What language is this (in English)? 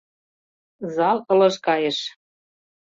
Mari